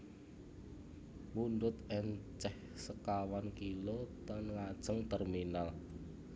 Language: Javanese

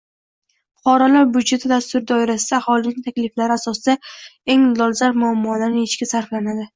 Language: Uzbek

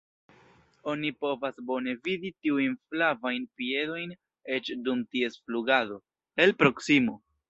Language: Esperanto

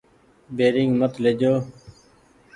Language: Goaria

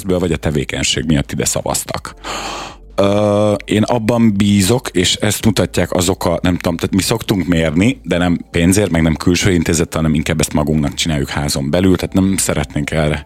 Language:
Hungarian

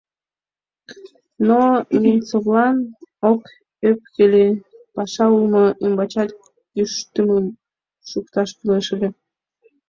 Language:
Mari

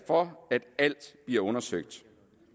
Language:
Danish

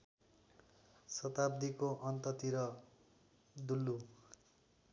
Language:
Nepali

